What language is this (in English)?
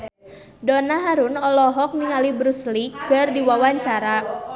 Sundanese